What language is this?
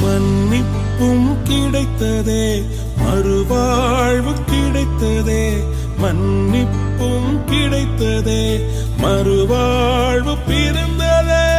Tamil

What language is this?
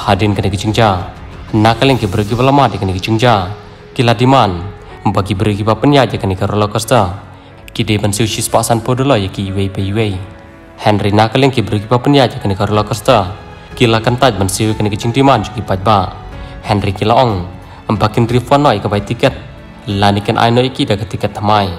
Indonesian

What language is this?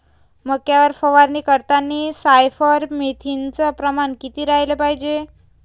Marathi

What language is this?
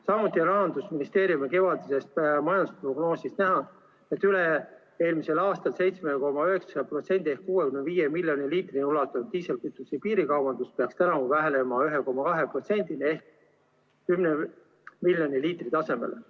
Estonian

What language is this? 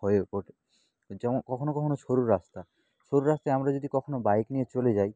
Bangla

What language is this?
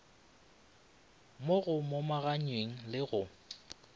Northern Sotho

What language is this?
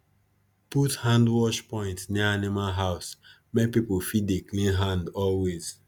Nigerian Pidgin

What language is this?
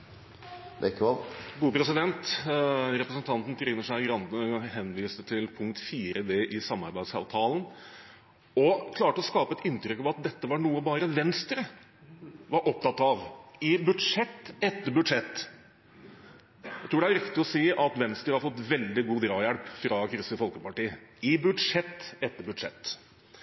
Norwegian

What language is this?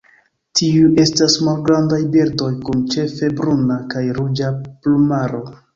Esperanto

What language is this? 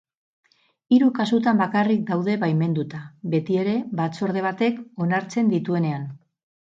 Basque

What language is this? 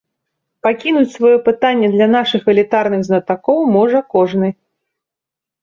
Belarusian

